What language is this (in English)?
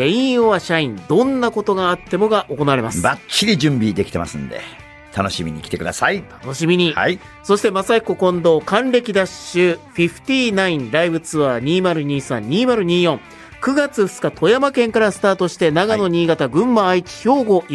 Japanese